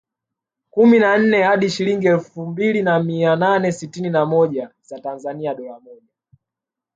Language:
Swahili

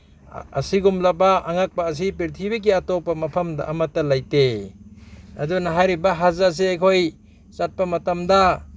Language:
Manipuri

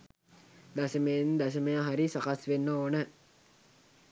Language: Sinhala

